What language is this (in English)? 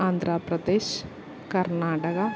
Malayalam